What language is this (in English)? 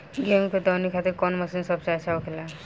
Bhojpuri